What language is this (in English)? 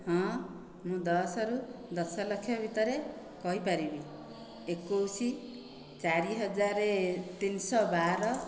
Odia